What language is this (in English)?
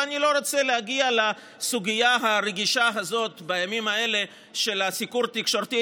Hebrew